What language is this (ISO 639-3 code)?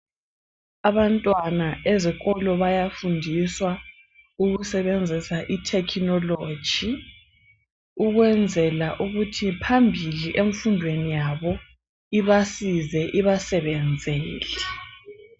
nde